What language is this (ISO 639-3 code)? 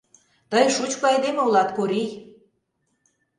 chm